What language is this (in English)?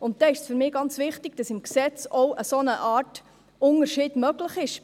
Swiss German